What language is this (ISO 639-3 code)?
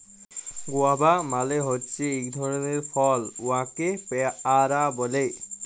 ben